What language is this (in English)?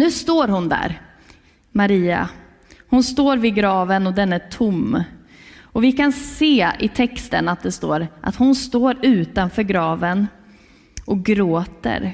Swedish